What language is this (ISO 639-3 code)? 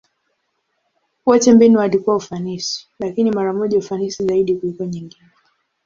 swa